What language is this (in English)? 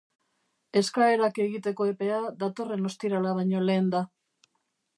Basque